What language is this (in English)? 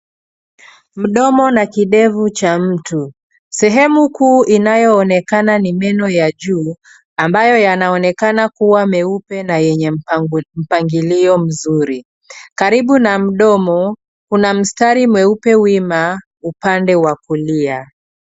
Swahili